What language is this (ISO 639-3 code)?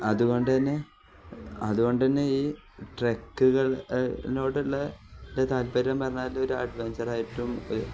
mal